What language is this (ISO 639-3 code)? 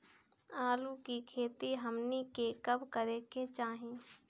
bho